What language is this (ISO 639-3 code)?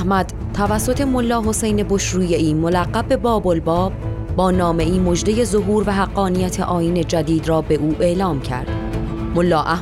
fas